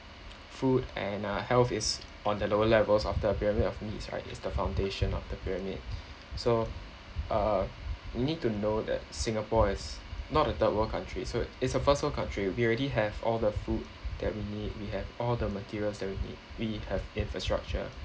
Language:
English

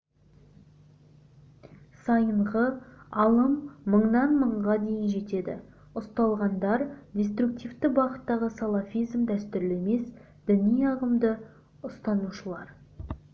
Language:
Kazakh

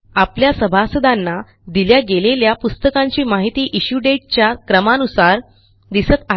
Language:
Marathi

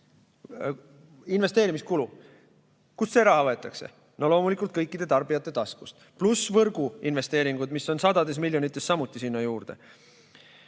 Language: Estonian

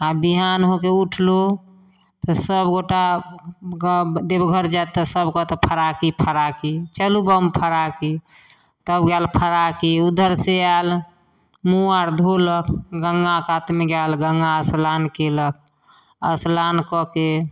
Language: Maithili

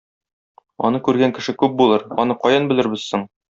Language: Tatar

